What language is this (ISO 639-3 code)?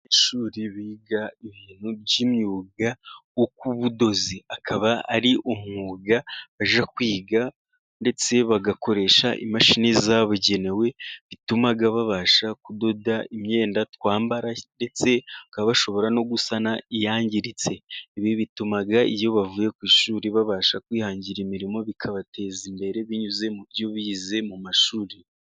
kin